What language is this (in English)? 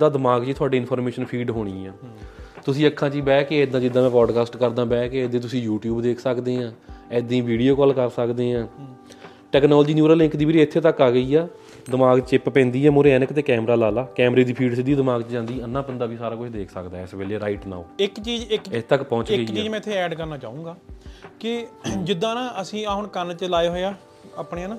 Punjabi